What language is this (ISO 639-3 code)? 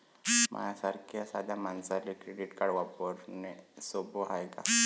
mar